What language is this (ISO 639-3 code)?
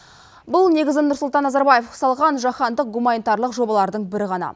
kaz